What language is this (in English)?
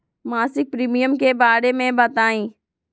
Magahi